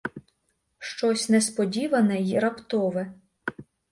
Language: Ukrainian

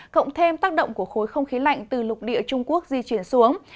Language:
Vietnamese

